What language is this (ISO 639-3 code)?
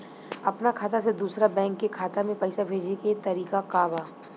bho